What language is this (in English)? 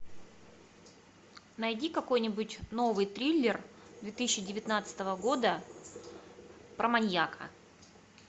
Russian